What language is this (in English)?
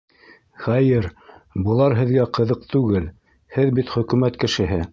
Bashkir